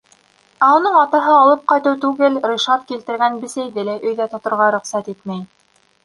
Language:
Bashkir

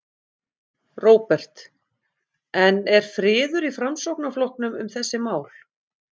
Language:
Icelandic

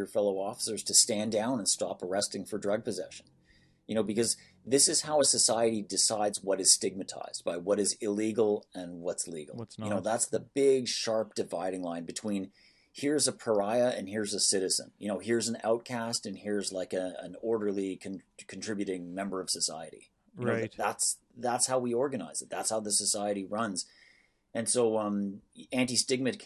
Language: English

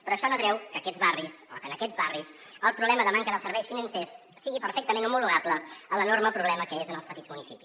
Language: Catalan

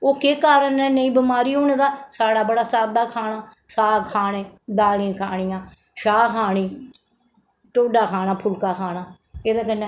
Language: Dogri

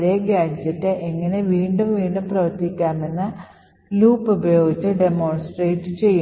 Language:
Malayalam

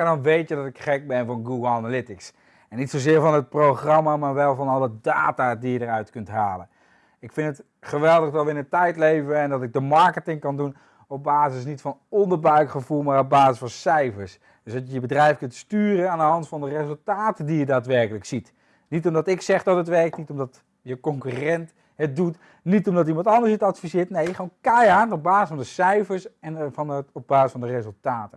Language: Dutch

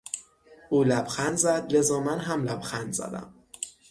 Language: Persian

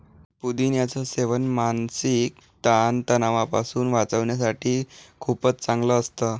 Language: Marathi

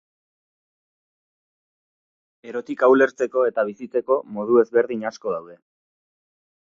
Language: Basque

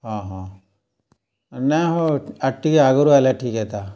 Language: Odia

